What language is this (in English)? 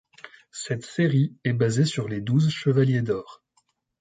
French